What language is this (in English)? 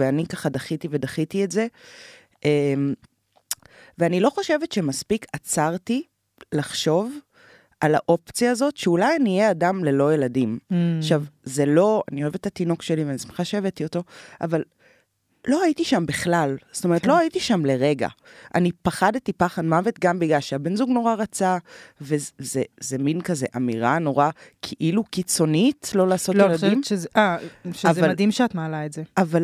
Hebrew